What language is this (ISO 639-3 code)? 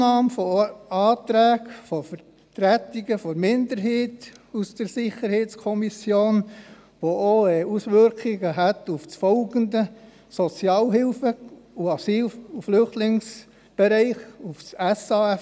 gsw